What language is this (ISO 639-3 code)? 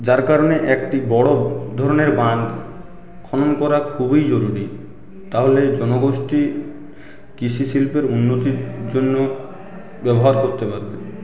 ben